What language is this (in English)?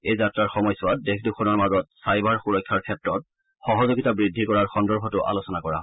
Assamese